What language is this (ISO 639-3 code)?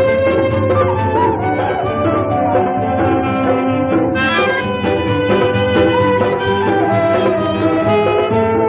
hin